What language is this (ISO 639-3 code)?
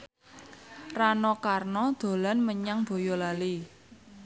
jav